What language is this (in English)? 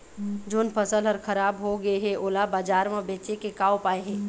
Chhattisgarhi